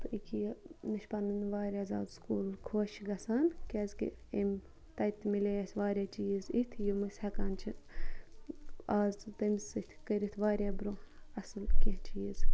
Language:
Kashmiri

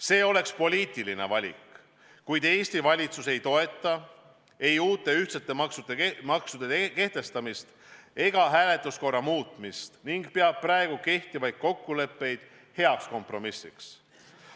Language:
Estonian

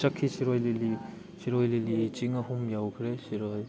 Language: Manipuri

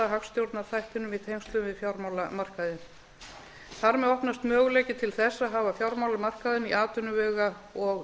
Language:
Icelandic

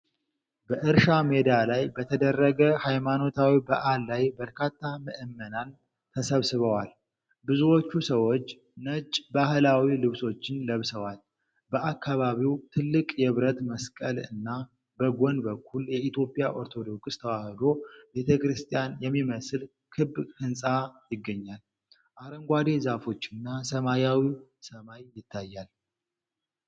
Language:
Amharic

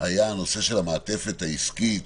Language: Hebrew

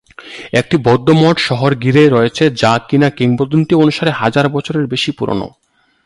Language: Bangla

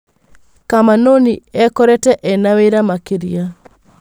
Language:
Kikuyu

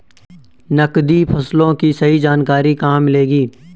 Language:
Hindi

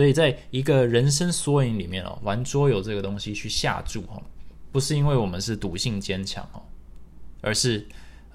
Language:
Chinese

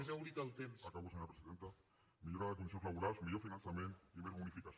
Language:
Catalan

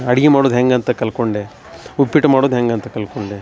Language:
Kannada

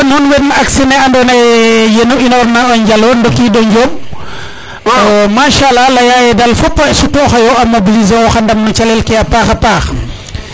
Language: Serer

